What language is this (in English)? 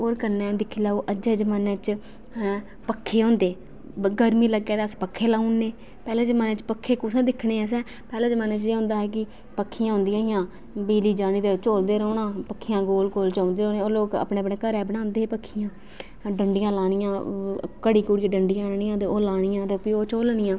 Dogri